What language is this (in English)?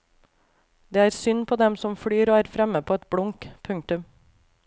Norwegian